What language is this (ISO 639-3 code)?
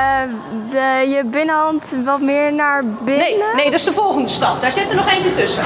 nld